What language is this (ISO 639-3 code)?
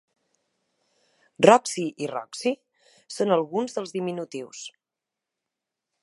cat